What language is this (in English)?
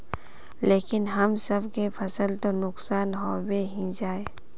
Magahi